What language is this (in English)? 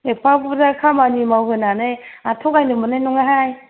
Bodo